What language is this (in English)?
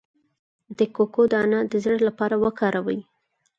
Pashto